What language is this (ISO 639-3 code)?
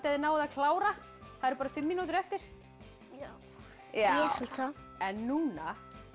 isl